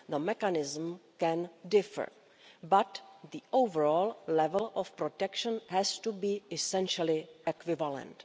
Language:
English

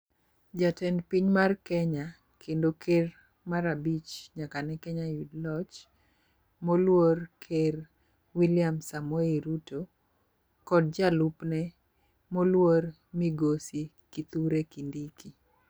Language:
Luo (Kenya and Tanzania)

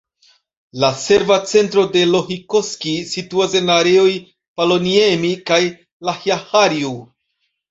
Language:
Esperanto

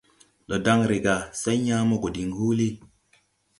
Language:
Tupuri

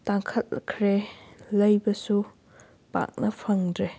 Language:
Manipuri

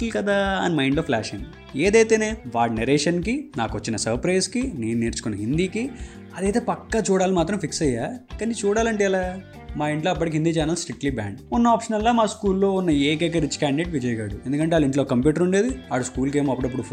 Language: Telugu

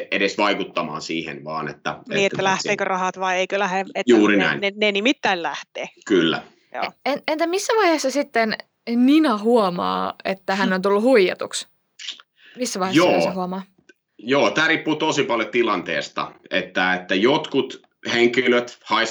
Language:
Finnish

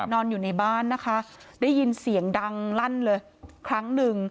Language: Thai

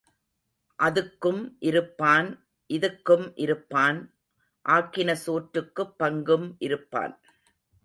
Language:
Tamil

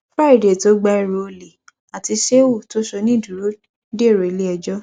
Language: Yoruba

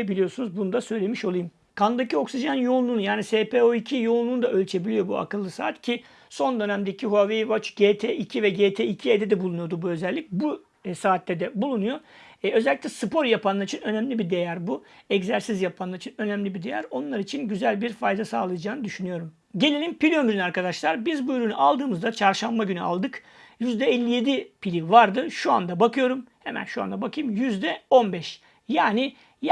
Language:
Turkish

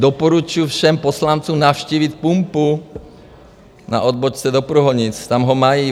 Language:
Czech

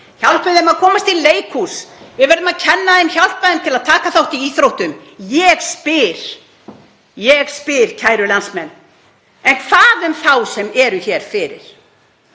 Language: Icelandic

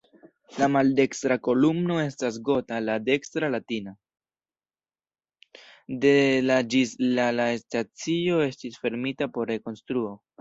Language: Esperanto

